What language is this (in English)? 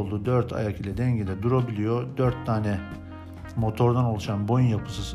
Turkish